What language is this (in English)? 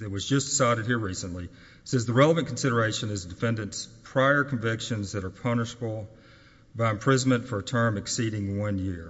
English